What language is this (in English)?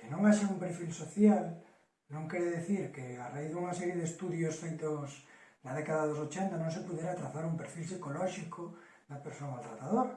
Galician